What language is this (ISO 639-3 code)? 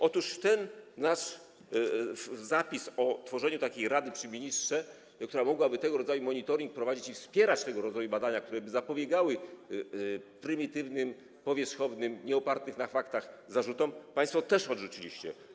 pol